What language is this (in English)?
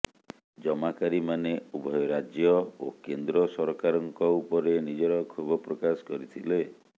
Odia